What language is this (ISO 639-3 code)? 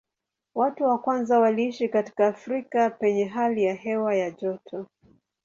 swa